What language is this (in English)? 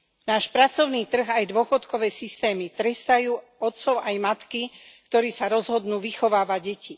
Slovak